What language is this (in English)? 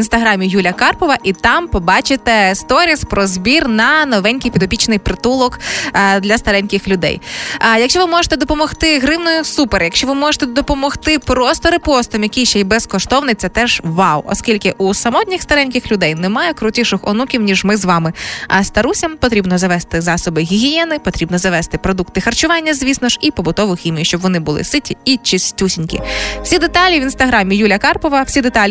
Ukrainian